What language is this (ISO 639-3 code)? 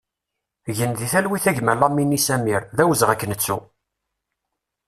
kab